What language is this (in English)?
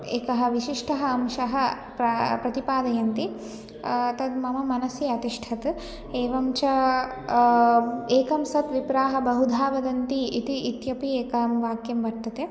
Sanskrit